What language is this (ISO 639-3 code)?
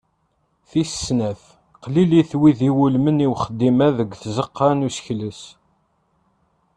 kab